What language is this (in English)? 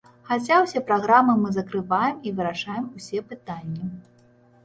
Belarusian